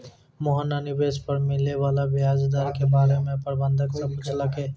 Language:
Maithili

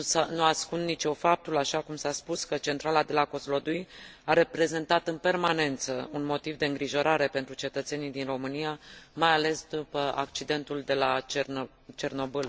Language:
Romanian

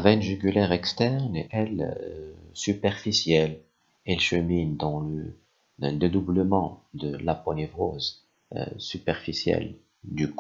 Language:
French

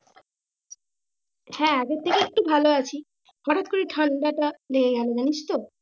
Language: Bangla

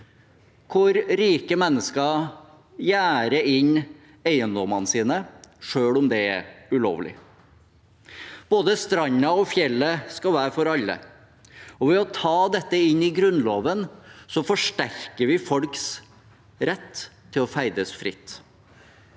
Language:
Norwegian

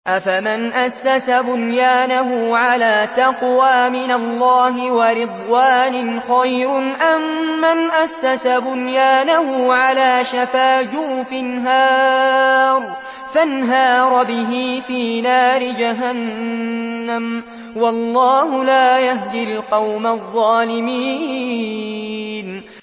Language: Arabic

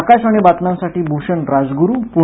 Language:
Marathi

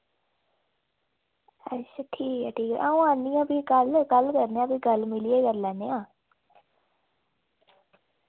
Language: Dogri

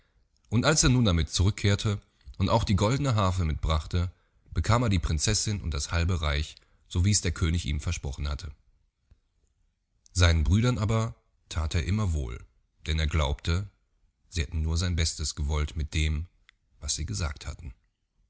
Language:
German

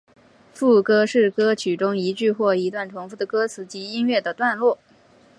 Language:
Chinese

